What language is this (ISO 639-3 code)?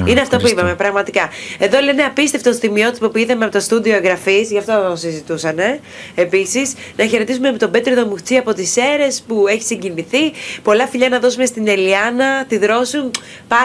ell